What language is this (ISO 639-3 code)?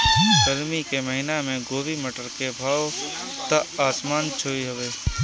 bho